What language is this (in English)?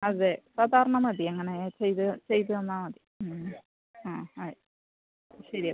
Malayalam